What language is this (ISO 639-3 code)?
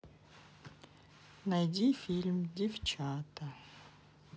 rus